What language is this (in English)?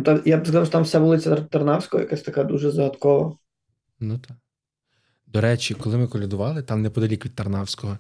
Ukrainian